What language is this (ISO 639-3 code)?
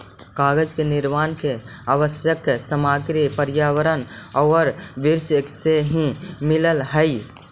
mag